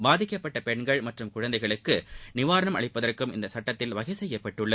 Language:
Tamil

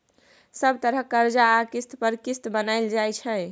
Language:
Maithili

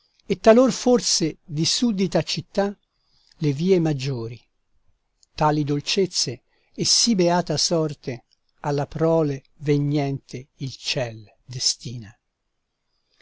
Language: Italian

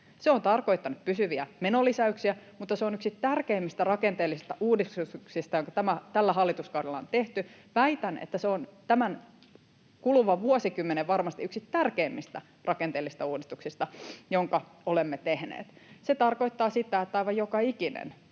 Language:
Finnish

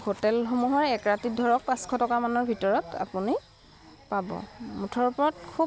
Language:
Assamese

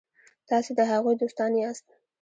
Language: Pashto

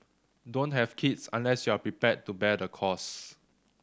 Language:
English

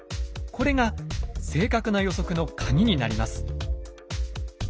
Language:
Japanese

